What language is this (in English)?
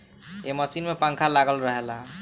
Bhojpuri